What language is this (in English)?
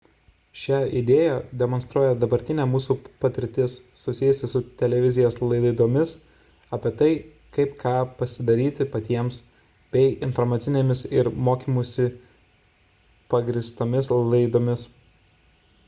Lithuanian